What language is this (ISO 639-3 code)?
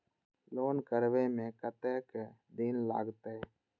mai